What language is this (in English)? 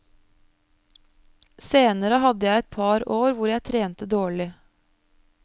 Norwegian